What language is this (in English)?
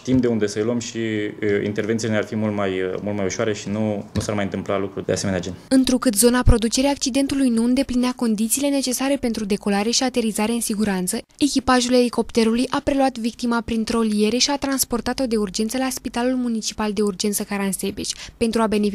Romanian